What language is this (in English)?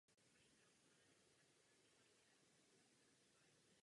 Czech